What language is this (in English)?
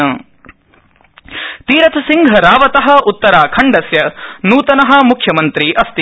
Sanskrit